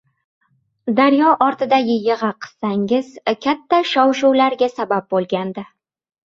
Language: Uzbek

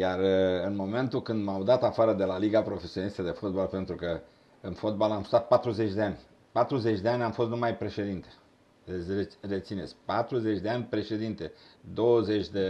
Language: Romanian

